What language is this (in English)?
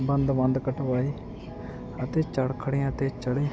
Punjabi